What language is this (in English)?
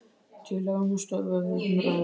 Icelandic